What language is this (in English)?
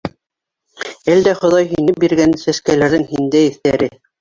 Bashkir